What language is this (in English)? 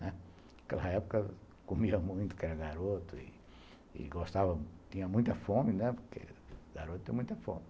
Portuguese